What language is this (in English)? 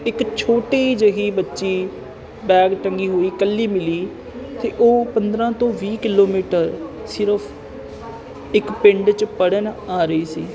Punjabi